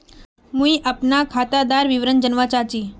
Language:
Magahi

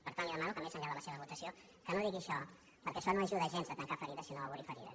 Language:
Catalan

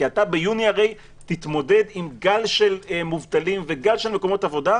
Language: Hebrew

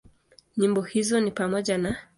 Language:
Swahili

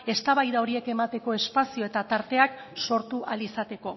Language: Basque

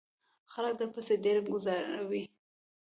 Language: Pashto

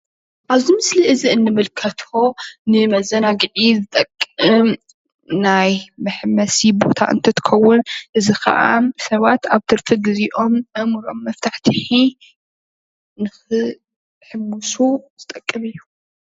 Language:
Tigrinya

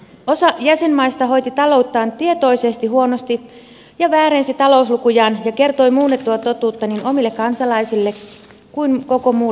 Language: Finnish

